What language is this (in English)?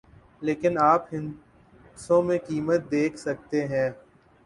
Urdu